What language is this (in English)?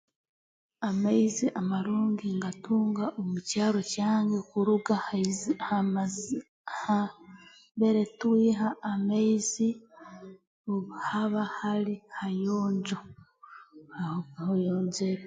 Tooro